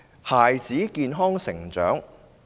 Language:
Cantonese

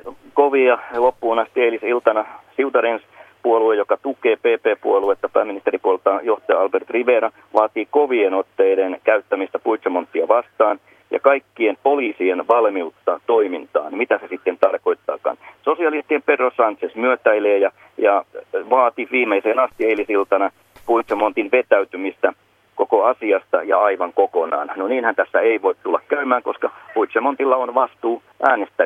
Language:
Finnish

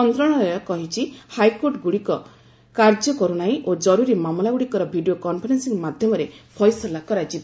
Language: Odia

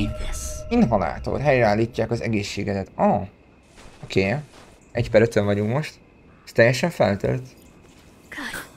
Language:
Hungarian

